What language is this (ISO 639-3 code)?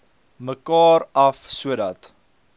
afr